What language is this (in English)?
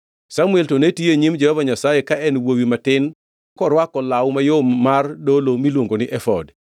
Luo (Kenya and Tanzania)